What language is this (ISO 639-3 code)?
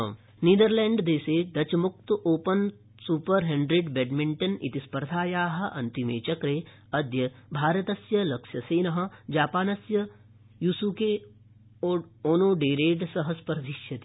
san